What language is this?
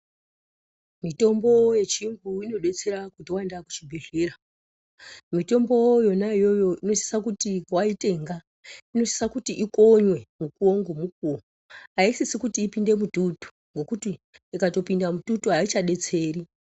Ndau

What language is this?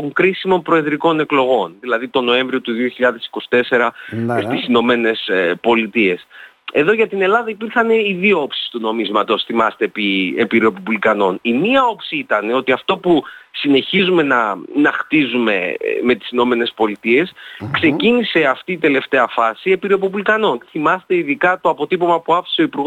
Greek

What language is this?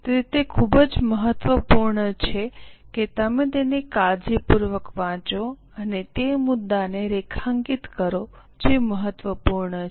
Gujarati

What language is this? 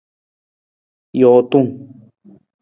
Nawdm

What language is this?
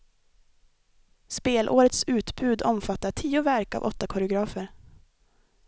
Swedish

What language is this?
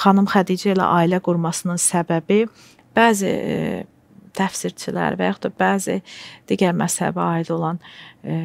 Turkish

